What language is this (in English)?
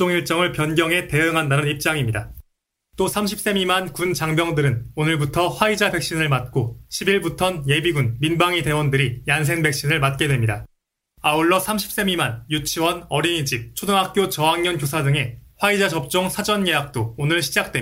Korean